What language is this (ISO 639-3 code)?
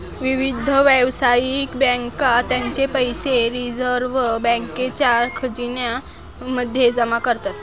mar